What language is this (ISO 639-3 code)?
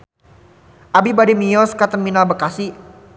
sun